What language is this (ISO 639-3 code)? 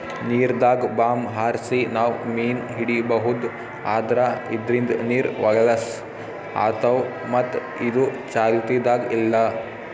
kan